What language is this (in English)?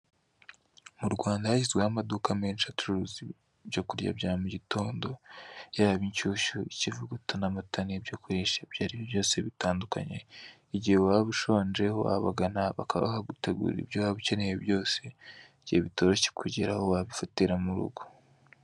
Kinyarwanda